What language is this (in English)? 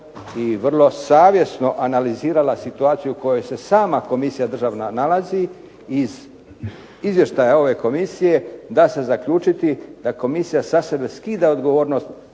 Croatian